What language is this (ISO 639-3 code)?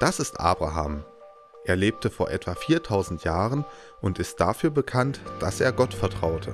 deu